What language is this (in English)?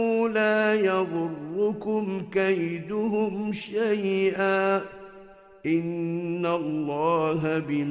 Arabic